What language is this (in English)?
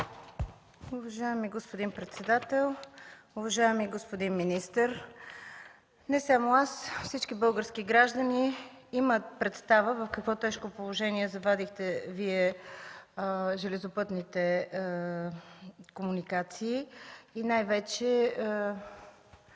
Bulgarian